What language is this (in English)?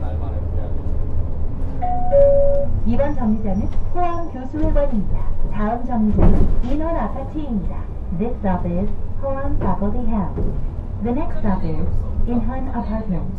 Korean